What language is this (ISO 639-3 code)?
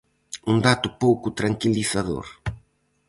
glg